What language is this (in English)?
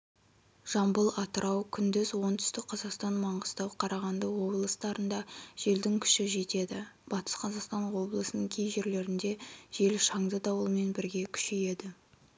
Kazakh